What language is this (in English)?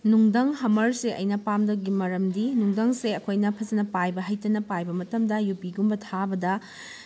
Manipuri